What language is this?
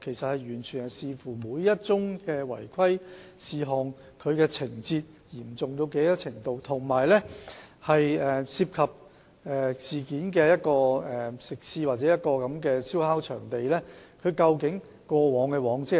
Cantonese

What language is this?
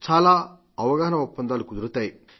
Telugu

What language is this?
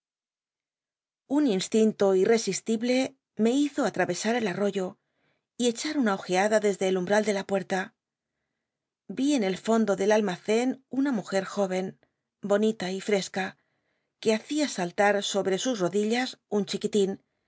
Spanish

